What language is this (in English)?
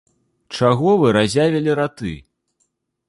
Belarusian